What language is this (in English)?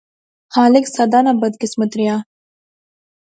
Pahari-Potwari